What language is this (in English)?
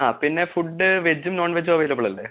Malayalam